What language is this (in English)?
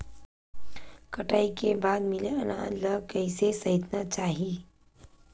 Chhattisgarhi